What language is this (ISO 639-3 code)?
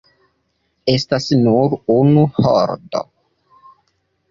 epo